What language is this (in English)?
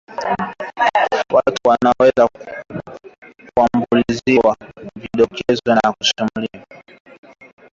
Swahili